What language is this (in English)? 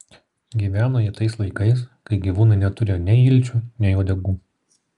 Lithuanian